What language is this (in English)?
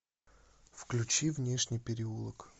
Russian